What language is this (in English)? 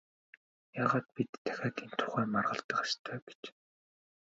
Mongolian